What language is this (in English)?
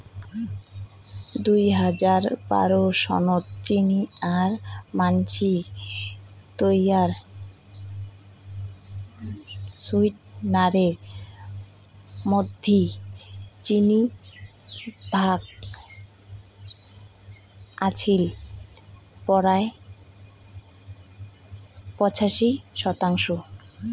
Bangla